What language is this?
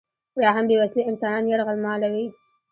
Pashto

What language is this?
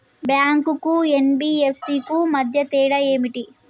Telugu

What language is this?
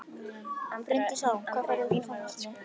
Icelandic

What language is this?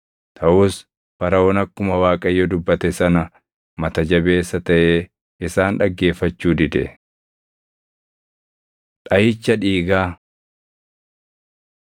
Oromo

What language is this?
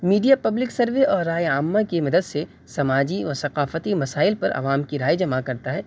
Urdu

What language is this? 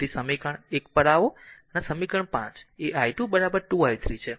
Gujarati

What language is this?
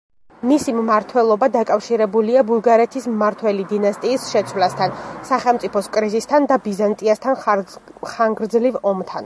Georgian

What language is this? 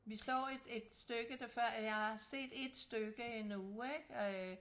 Danish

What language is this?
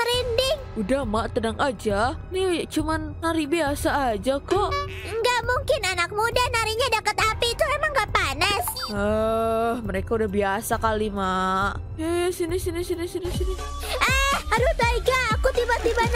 Indonesian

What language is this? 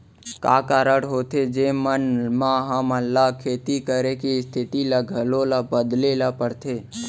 Chhattisgarhi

